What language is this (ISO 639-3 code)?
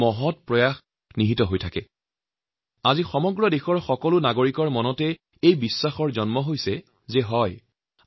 asm